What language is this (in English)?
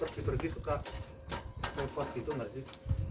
Indonesian